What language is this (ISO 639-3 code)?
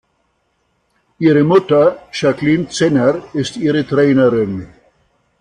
deu